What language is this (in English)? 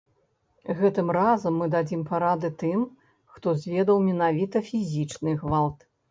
Belarusian